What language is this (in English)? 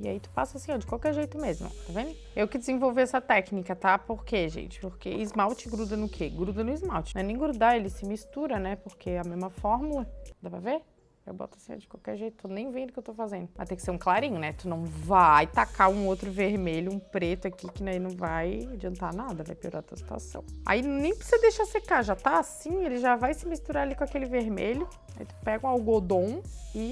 Portuguese